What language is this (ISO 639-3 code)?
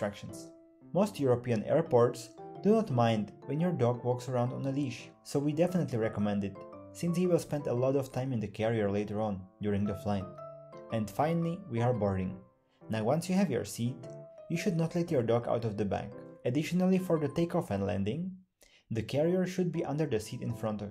eng